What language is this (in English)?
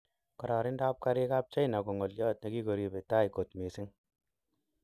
Kalenjin